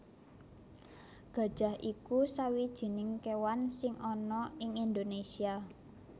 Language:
Javanese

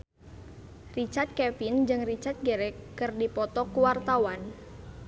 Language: Sundanese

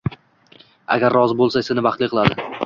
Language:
Uzbek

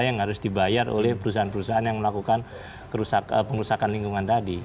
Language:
Indonesian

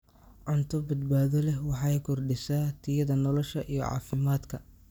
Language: Somali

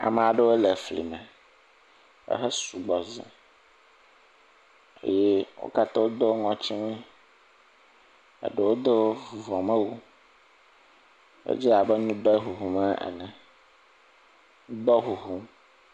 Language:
Ewe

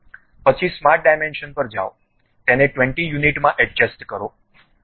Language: Gujarati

